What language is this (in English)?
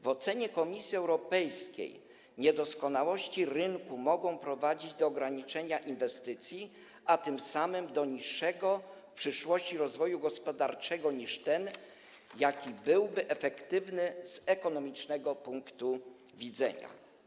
Polish